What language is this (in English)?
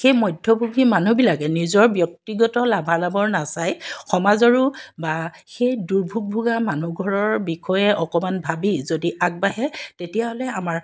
Assamese